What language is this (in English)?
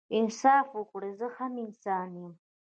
Pashto